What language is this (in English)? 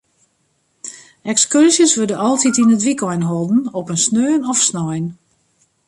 Western Frisian